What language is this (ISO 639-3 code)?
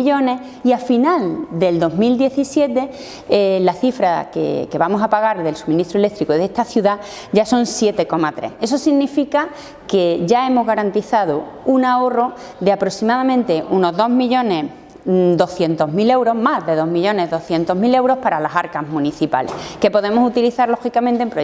spa